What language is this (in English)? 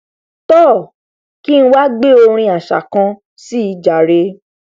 Yoruba